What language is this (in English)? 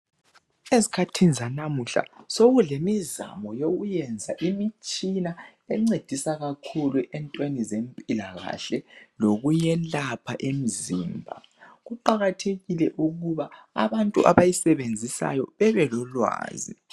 North Ndebele